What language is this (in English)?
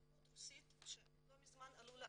Hebrew